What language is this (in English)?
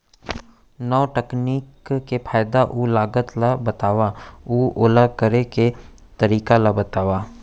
Chhattisgarhi